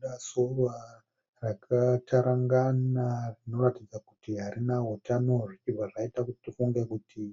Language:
Shona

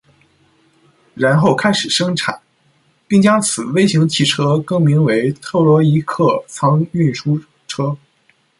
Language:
Chinese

